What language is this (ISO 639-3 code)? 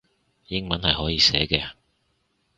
yue